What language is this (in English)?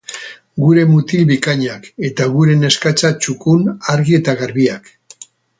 Basque